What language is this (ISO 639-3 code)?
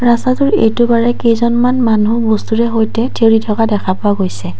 asm